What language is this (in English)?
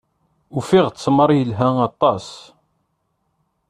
Kabyle